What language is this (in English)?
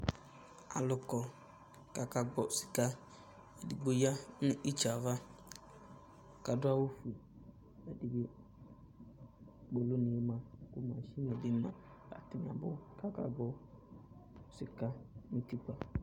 Ikposo